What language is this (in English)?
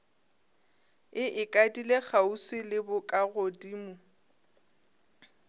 Northern Sotho